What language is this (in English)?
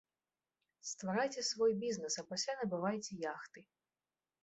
Belarusian